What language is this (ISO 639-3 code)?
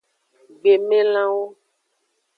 ajg